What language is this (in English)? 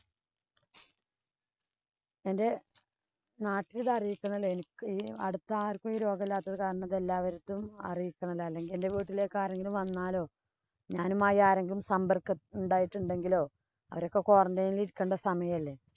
Malayalam